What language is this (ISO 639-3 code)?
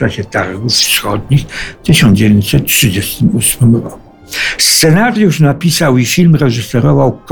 pol